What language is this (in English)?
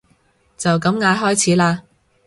Cantonese